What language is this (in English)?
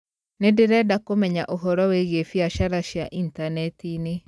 Kikuyu